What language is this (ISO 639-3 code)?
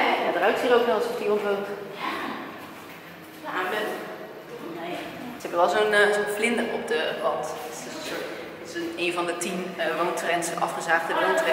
nld